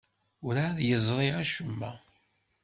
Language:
Kabyle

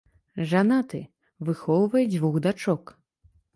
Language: Belarusian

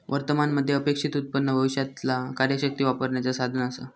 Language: Marathi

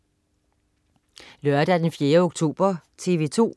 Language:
Danish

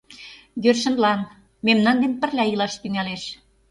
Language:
Mari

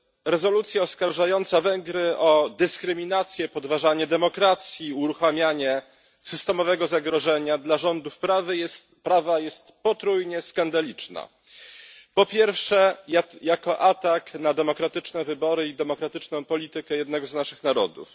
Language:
Polish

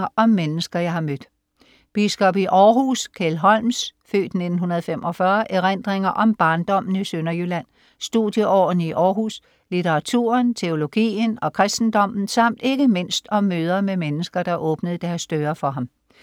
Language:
Danish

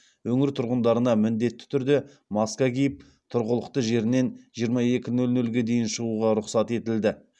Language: Kazakh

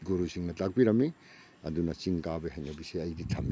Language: Manipuri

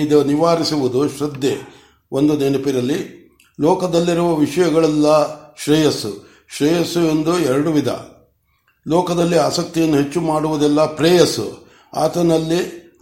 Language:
Kannada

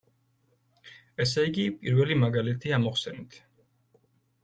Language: Georgian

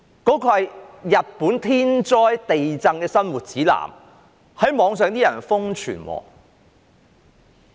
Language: Cantonese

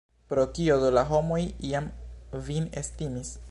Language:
Esperanto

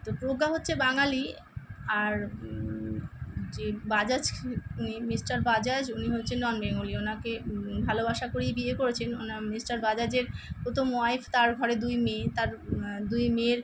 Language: Bangla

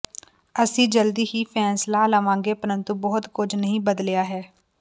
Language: Punjabi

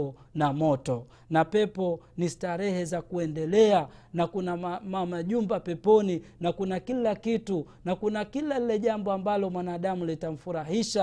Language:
Swahili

